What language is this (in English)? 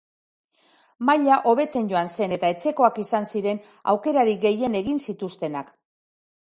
Basque